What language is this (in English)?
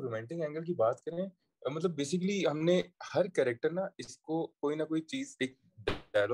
Urdu